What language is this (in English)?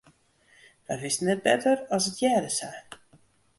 Western Frisian